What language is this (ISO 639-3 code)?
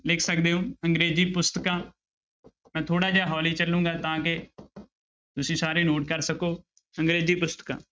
pan